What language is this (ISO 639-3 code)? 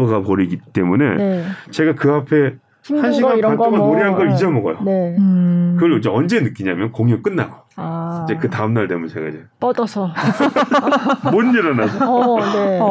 kor